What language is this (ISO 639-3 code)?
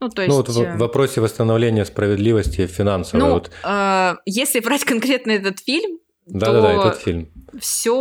rus